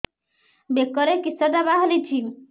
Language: Odia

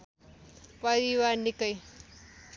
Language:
Nepali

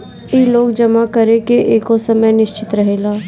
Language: Bhojpuri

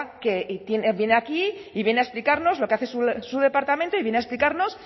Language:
Spanish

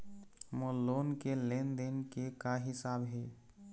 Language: Chhattisgarhi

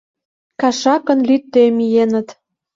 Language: Mari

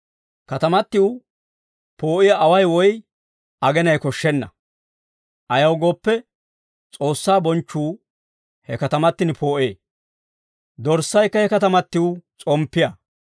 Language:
Dawro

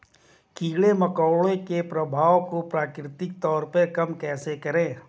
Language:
Hindi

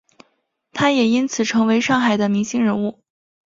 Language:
Chinese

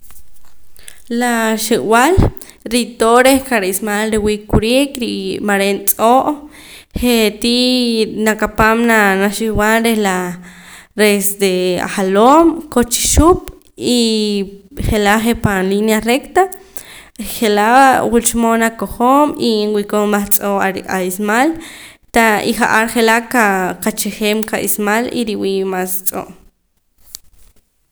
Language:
Poqomam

